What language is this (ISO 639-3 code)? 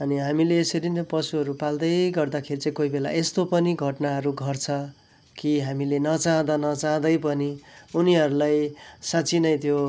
nep